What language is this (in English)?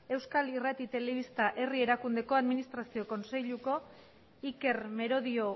Basque